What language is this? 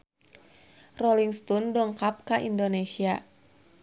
Sundanese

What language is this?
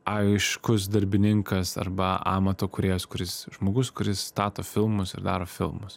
Lithuanian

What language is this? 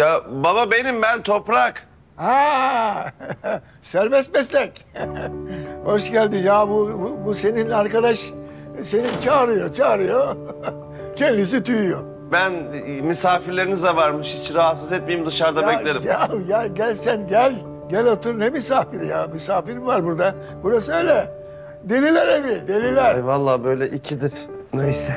Turkish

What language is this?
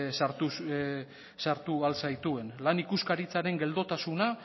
Basque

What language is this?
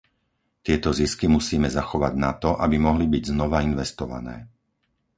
Slovak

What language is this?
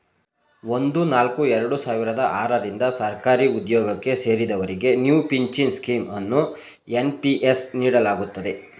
Kannada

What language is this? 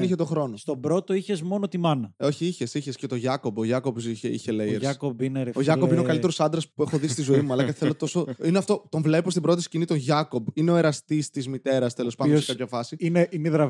Greek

